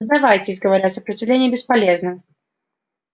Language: Russian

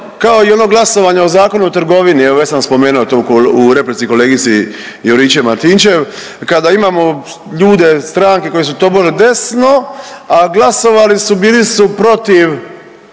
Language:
Croatian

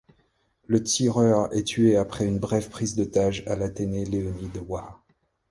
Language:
French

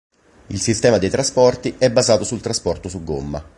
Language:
Italian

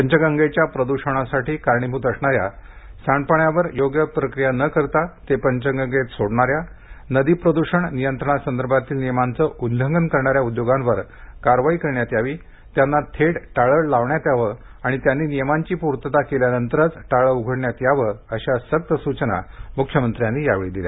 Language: Marathi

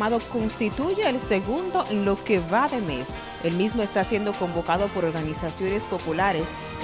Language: Spanish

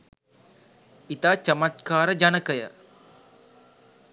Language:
Sinhala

